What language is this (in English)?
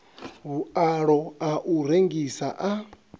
Venda